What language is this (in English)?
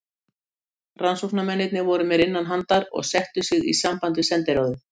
Icelandic